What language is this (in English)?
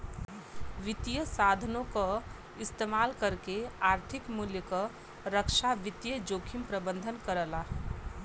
Bhojpuri